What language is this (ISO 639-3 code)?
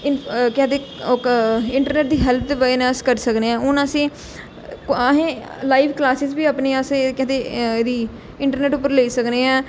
doi